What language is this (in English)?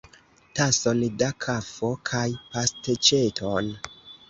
Esperanto